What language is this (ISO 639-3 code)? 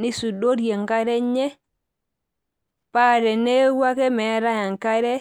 mas